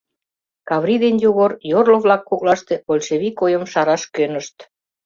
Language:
Mari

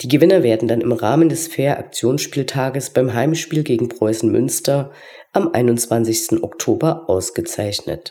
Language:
German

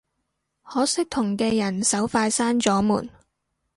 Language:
Cantonese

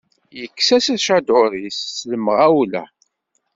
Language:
Kabyle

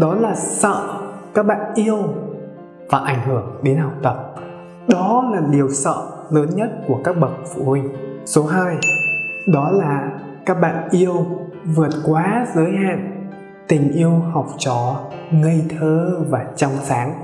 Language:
Vietnamese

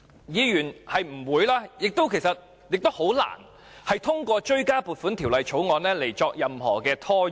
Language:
Cantonese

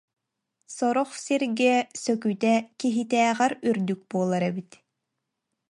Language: Yakut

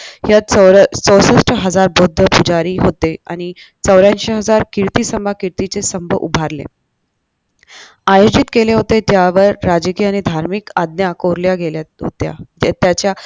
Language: Marathi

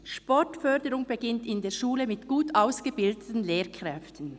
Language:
Swiss German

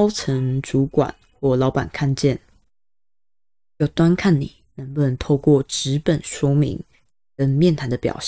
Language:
Chinese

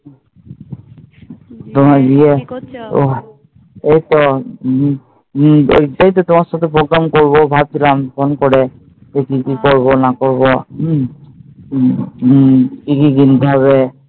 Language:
Bangla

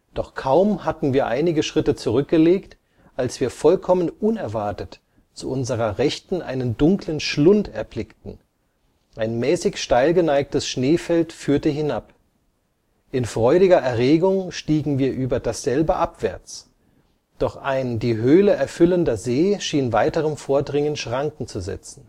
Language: German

